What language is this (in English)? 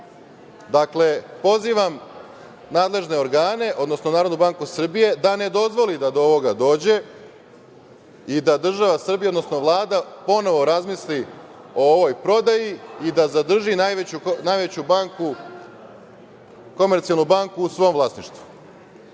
Serbian